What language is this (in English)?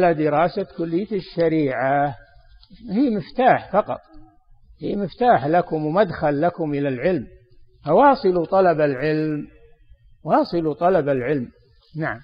Arabic